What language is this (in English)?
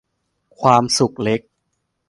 Thai